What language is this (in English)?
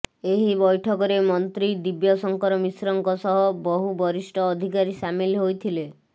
Odia